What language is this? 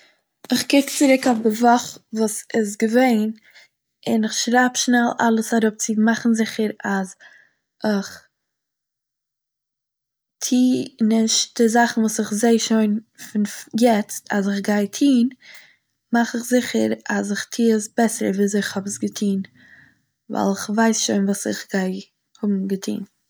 Yiddish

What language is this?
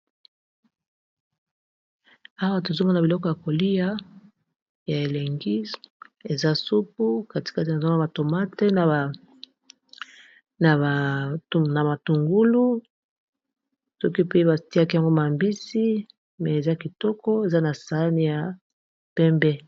Lingala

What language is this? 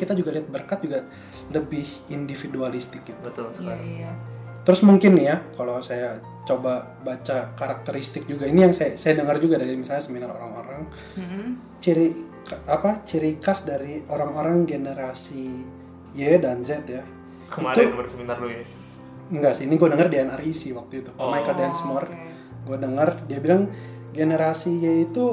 Indonesian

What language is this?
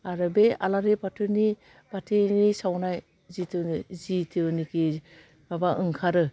Bodo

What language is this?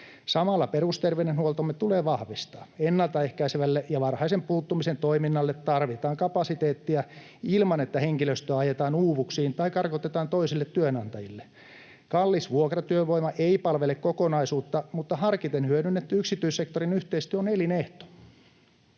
Finnish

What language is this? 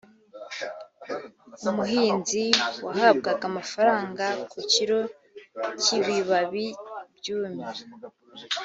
Kinyarwanda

